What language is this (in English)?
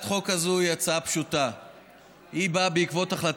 Hebrew